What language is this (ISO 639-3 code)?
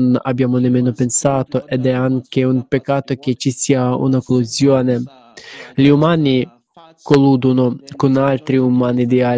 ita